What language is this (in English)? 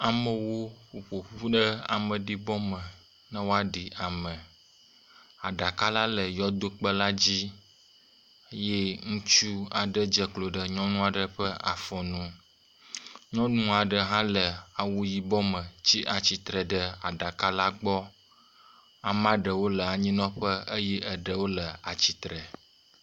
Ewe